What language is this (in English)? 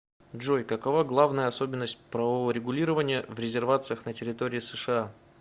Russian